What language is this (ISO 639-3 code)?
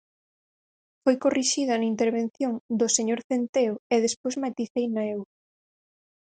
glg